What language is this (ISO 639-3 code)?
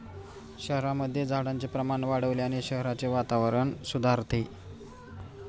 mar